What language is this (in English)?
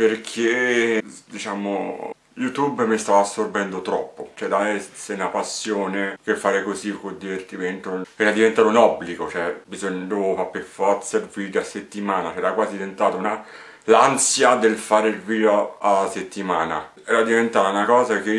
Italian